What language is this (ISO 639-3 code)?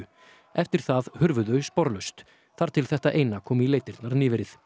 isl